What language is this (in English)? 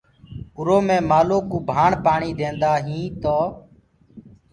Gurgula